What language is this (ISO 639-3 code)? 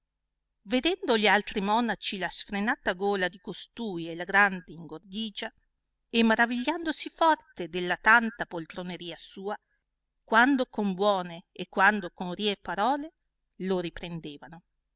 ita